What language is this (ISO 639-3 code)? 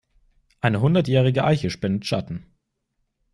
deu